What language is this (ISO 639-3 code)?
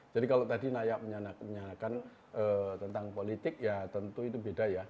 ind